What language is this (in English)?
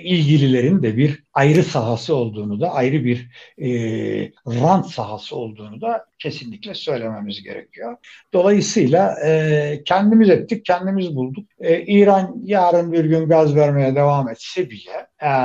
Turkish